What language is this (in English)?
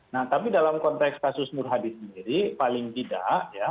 Indonesian